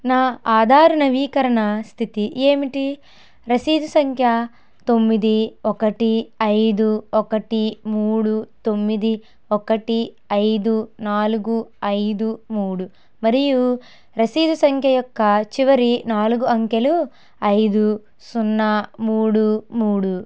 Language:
Telugu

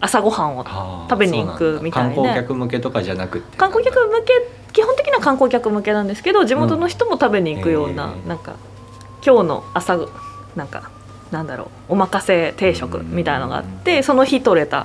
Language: Japanese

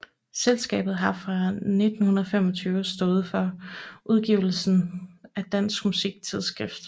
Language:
Danish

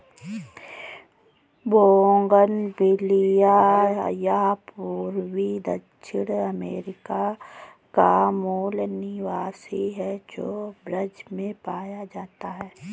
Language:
Hindi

